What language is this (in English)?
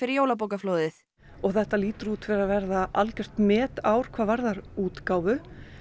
Icelandic